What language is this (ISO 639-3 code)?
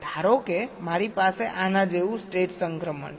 guj